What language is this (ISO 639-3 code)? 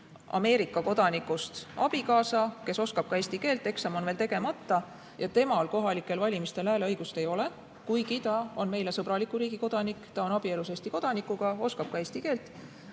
est